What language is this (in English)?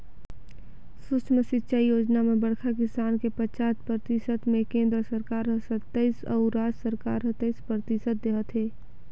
Chhattisgarhi